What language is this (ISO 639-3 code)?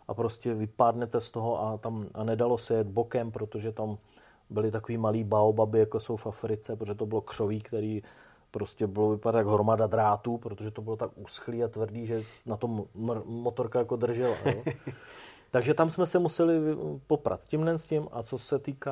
ces